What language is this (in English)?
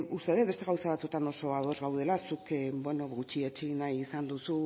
Basque